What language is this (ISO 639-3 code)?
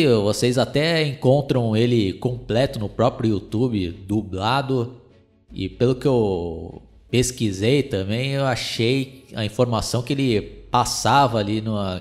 por